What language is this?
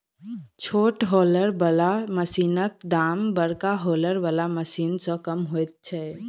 Maithili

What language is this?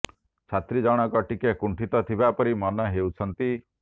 Odia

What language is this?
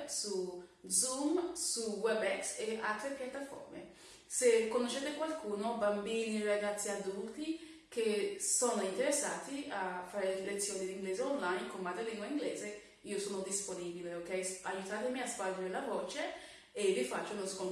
Italian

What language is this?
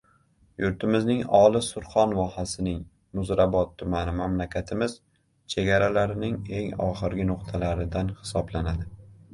Uzbek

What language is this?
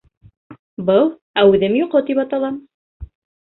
Bashkir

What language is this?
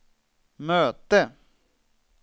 Swedish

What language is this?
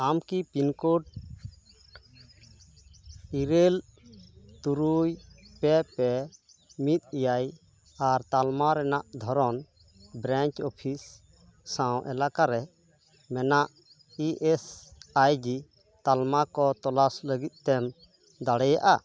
Santali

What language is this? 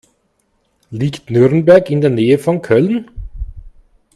German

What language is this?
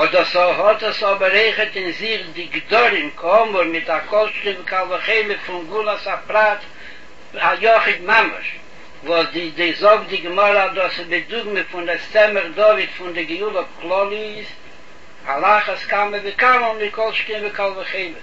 Hebrew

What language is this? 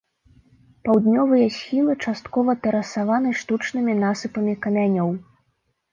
Belarusian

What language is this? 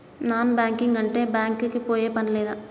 Telugu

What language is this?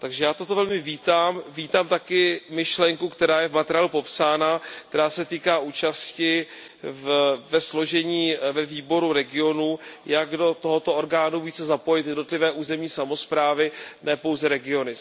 Czech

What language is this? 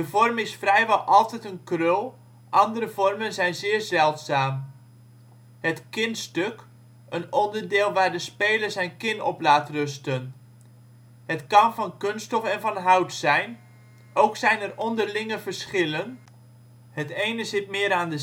Dutch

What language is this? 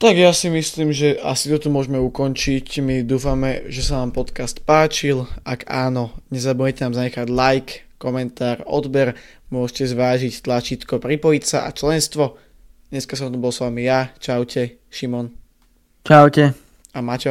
Slovak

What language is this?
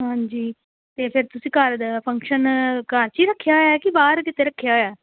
Punjabi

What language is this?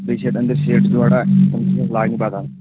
Kashmiri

